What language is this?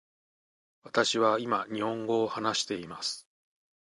Japanese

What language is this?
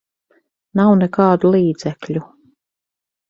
Latvian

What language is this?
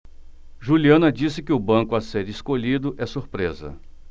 Portuguese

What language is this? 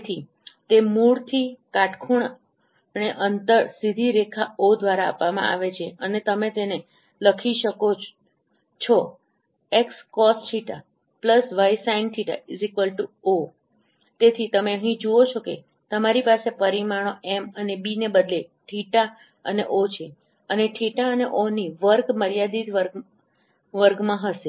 Gujarati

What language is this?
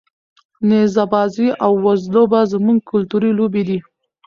Pashto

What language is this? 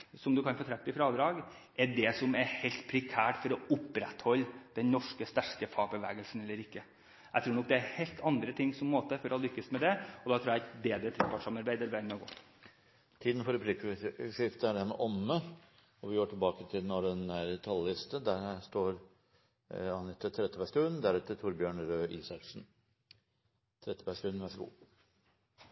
Norwegian Bokmål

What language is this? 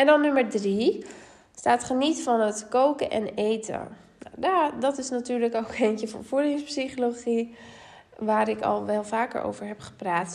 Dutch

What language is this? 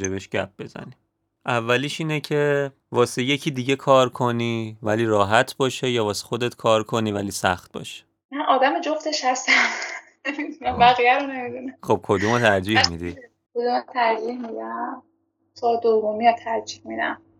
Persian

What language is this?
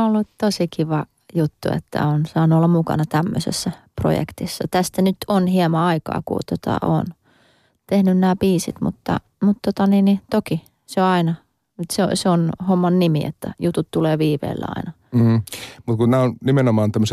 Finnish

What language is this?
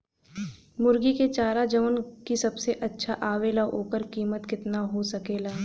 Bhojpuri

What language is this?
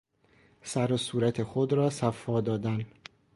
Persian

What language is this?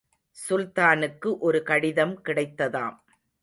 Tamil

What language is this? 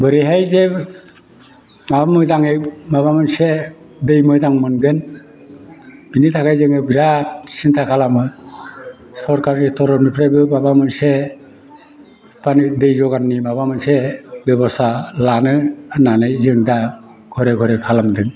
Bodo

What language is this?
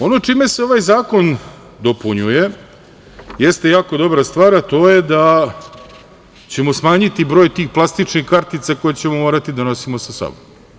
Serbian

